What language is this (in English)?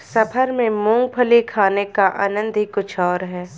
Hindi